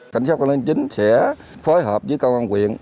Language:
Vietnamese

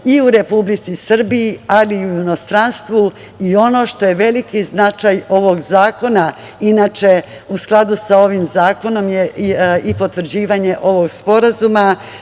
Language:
Serbian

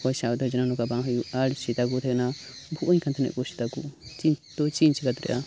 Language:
Santali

